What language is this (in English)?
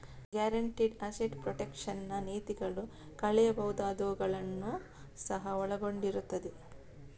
Kannada